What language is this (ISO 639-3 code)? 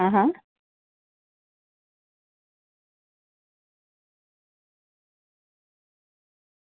guj